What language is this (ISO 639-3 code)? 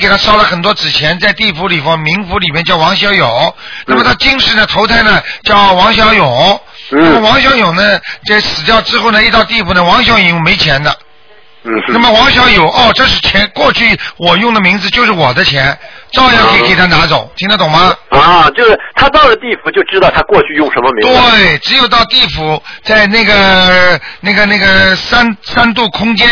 zho